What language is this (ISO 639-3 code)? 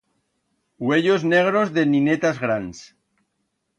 arg